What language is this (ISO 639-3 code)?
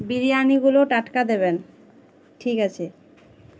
ben